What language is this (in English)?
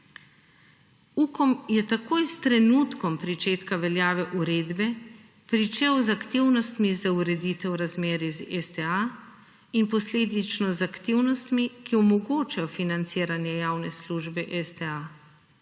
Slovenian